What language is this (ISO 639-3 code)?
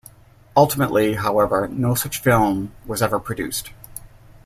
eng